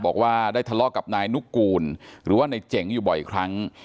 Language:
Thai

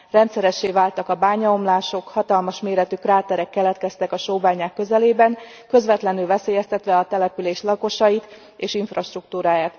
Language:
Hungarian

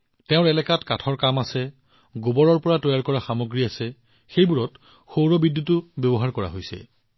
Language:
Assamese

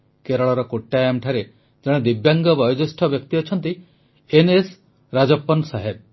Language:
Odia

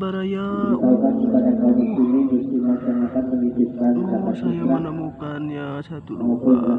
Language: Indonesian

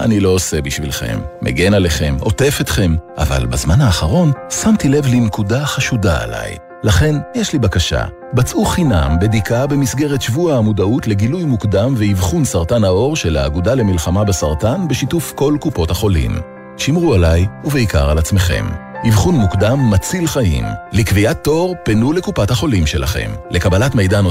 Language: Hebrew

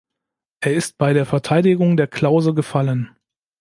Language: German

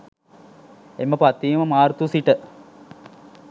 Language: Sinhala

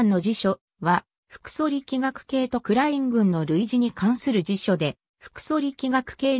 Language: Japanese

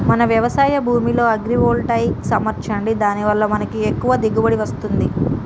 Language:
Telugu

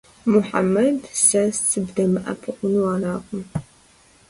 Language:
Kabardian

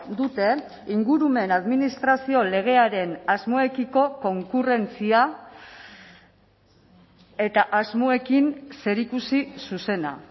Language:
Basque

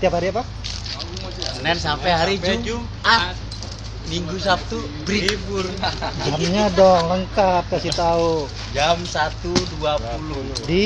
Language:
Indonesian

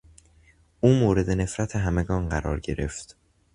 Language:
Persian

